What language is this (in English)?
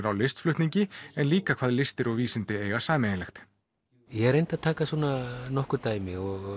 Icelandic